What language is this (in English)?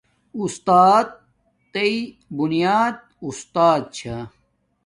Domaaki